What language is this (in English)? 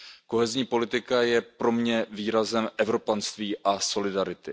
Czech